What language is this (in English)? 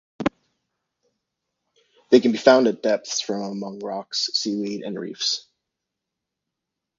English